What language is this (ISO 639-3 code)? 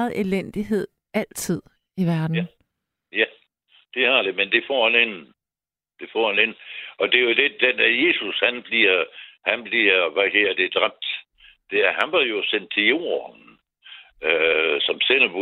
dan